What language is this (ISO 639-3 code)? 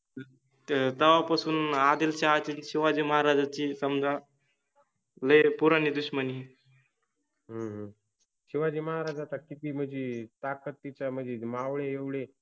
mar